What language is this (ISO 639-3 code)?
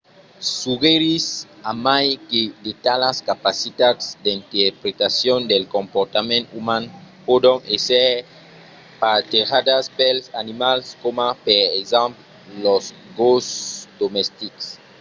oci